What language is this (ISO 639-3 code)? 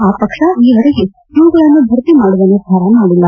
kan